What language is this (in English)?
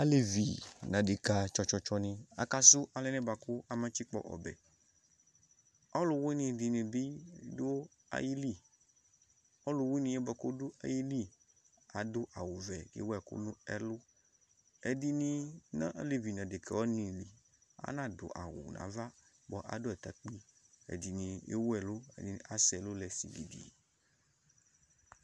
Ikposo